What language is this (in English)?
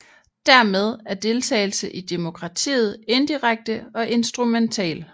Danish